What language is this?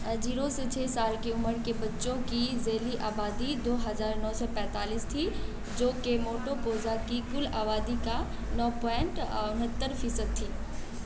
Urdu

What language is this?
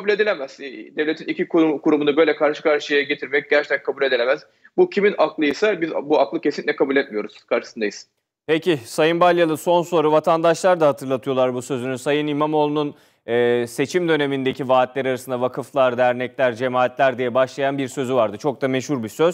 Turkish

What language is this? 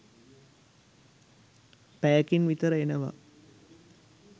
Sinhala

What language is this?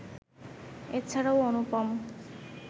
Bangla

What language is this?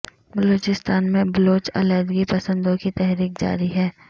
Urdu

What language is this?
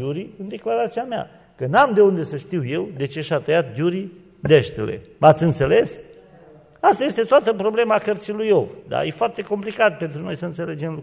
Romanian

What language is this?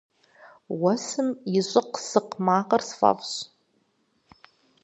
Kabardian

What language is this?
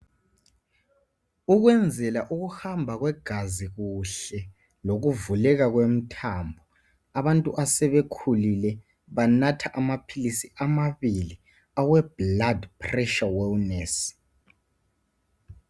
North Ndebele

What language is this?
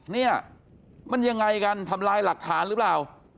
Thai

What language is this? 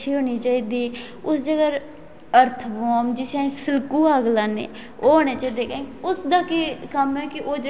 Dogri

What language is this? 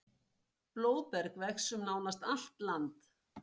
Icelandic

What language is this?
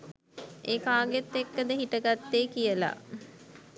Sinhala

